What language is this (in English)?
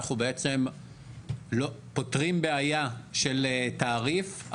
Hebrew